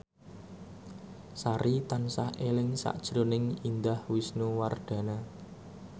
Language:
Javanese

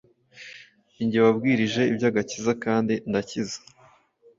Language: Kinyarwanda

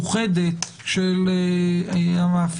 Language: Hebrew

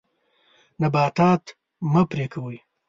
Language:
Pashto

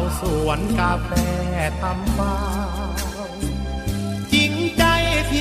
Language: Thai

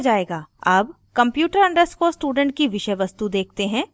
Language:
Hindi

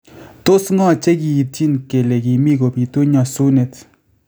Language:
Kalenjin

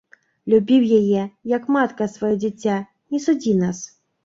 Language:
Belarusian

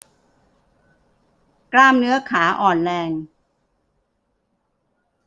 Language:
Thai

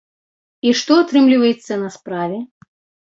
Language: Belarusian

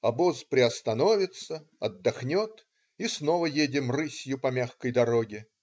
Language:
Russian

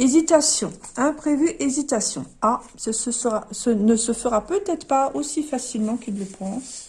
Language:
French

